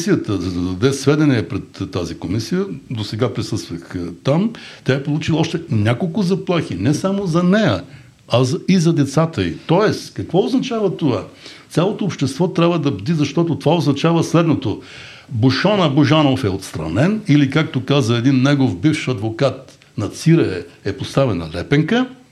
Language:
Bulgarian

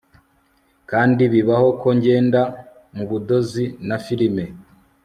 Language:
Kinyarwanda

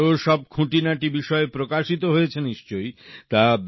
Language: Bangla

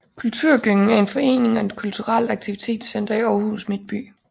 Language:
Danish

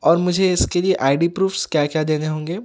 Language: Urdu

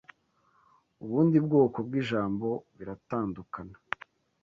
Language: Kinyarwanda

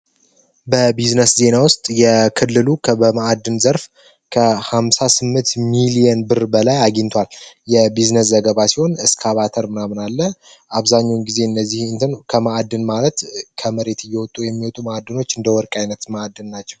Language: Amharic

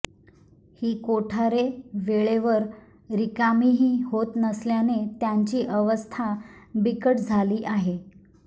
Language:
Marathi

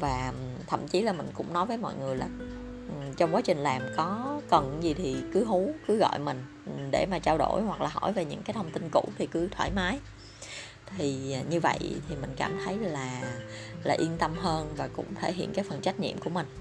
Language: Vietnamese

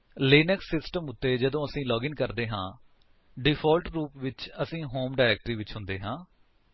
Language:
Punjabi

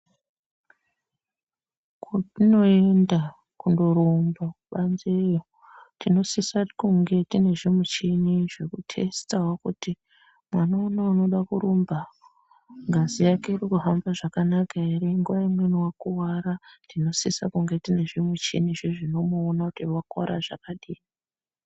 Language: Ndau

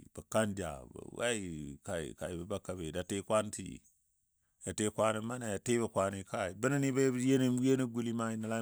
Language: Dadiya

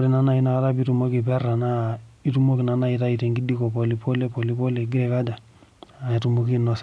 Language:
Masai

